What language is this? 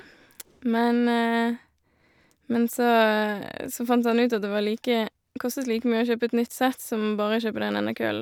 Norwegian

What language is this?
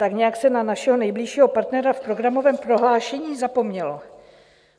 Czech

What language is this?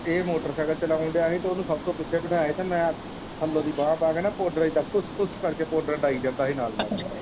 Punjabi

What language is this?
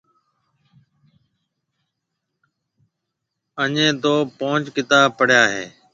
Marwari (Pakistan)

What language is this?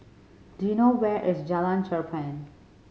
English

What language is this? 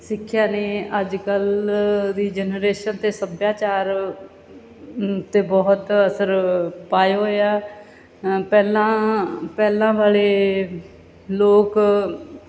Punjabi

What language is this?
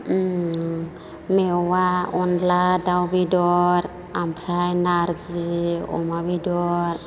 Bodo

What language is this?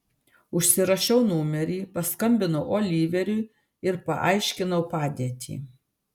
Lithuanian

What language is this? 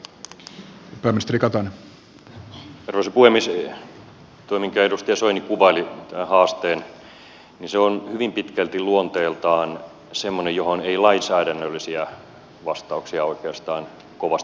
Finnish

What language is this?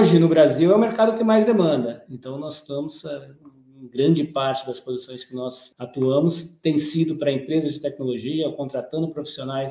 Portuguese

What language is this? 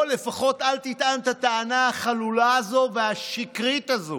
Hebrew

